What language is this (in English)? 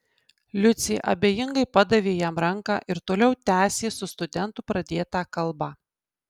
Lithuanian